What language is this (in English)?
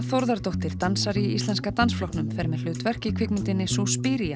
Icelandic